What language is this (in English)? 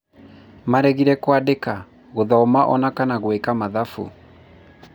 Kikuyu